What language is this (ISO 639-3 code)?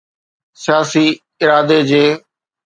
snd